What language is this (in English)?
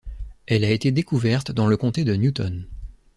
French